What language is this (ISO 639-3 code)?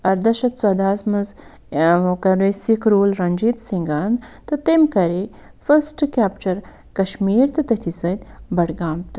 kas